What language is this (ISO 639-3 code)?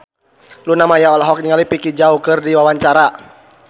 sun